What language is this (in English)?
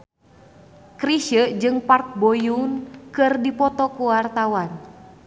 Sundanese